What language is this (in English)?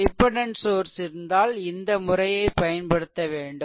Tamil